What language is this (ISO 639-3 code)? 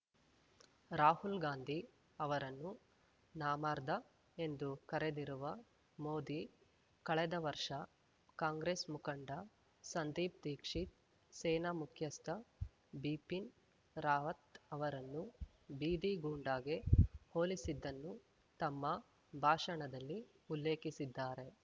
kan